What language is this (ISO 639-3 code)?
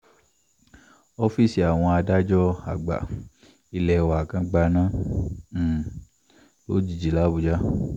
yor